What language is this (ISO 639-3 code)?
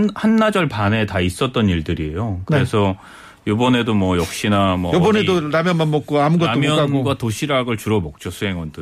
kor